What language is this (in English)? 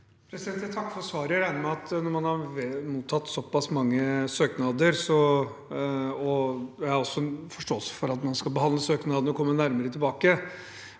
Norwegian